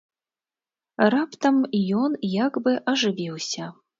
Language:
Belarusian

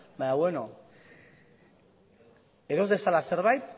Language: Basque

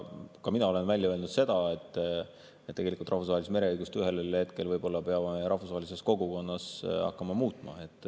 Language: Estonian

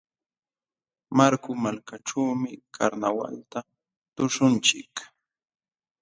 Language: Jauja Wanca Quechua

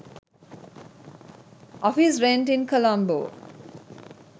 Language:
Sinhala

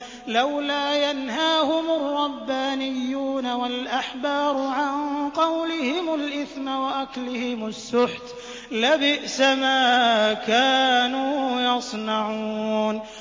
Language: Arabic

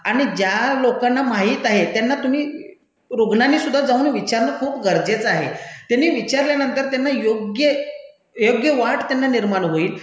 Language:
Marathi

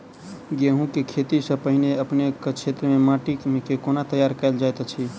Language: Maithili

